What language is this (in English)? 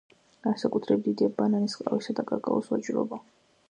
Georgian